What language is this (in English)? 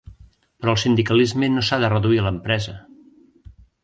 Catalan